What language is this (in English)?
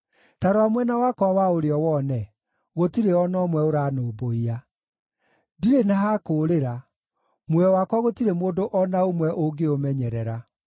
Kikuyu